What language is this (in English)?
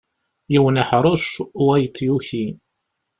Kabyle